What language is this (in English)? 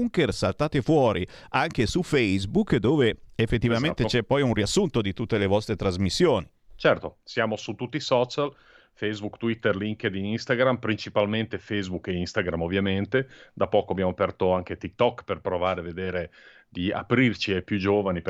Italian